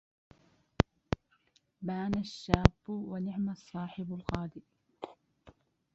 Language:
Arabic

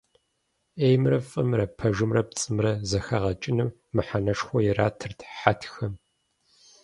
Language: Kabardian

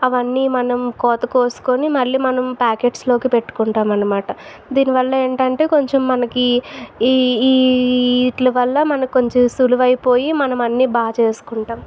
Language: Telugu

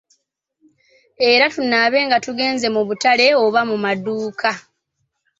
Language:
Ganda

